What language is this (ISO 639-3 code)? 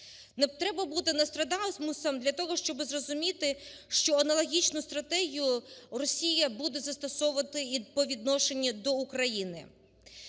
ukr